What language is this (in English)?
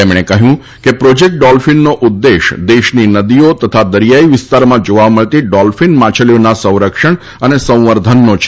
Gujarati